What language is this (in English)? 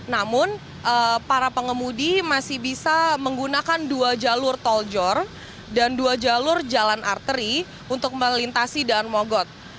Indonesian